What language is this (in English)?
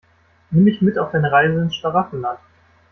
German